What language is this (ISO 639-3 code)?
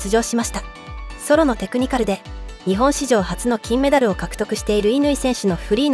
jpn